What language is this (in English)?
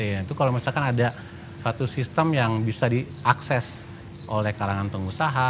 Indonesian